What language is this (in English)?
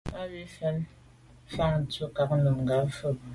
Medumba